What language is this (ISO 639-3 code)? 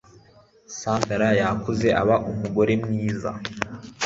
kin